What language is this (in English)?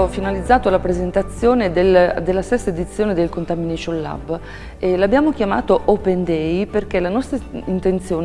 Italian